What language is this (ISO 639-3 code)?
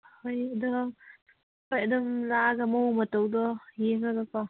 mni